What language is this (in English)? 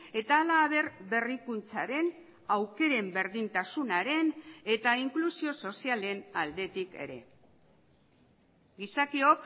Basque